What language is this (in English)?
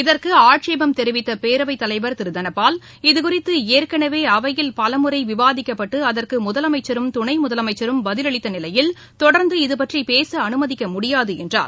Tamil